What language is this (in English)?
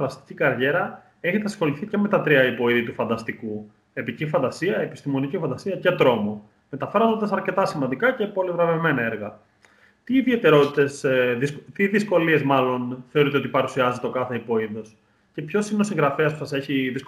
Greek